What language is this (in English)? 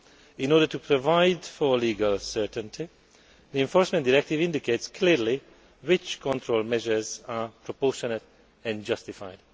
English